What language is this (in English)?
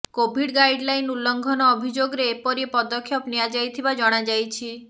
Odia